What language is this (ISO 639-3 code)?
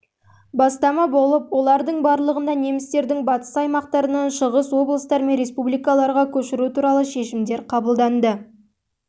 kaz